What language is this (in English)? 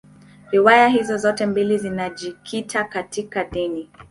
Swahili